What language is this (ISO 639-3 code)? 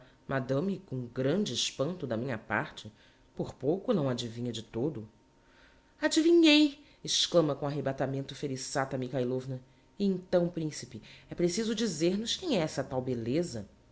por